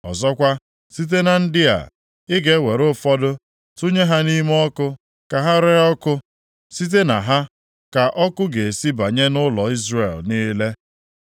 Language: Igbo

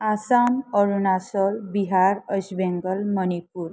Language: Bodo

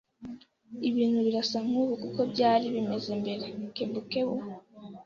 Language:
Kinyarwanda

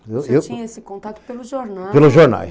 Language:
Portuguese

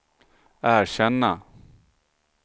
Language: Swedish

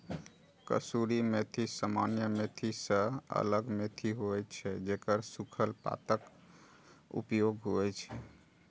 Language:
Maithili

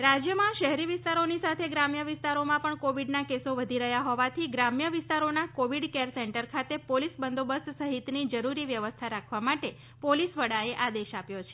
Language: Gujarati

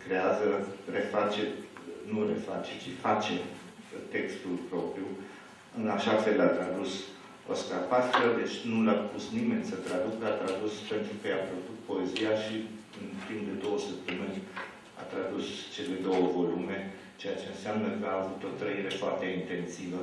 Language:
Romanian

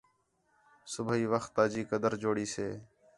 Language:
Khetrani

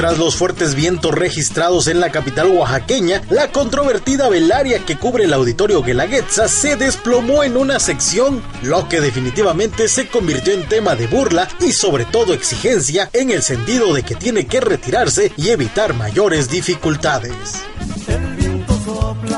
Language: Spanish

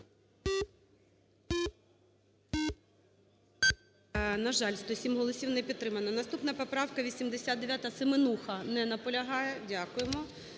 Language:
Ukrainian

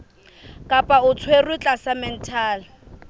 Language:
Southern Sotho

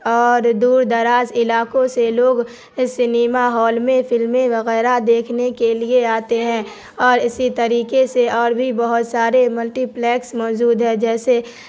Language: Urdu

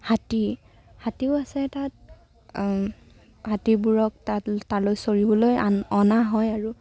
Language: Assamese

